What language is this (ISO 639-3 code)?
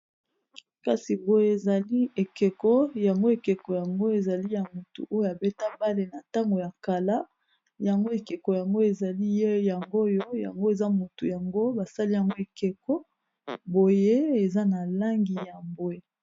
lin